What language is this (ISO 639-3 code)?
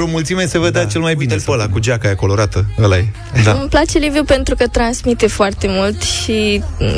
ron